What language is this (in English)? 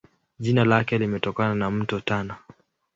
Swahili